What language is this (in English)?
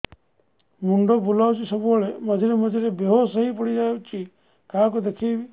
Odia